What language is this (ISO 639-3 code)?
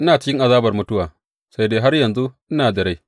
hau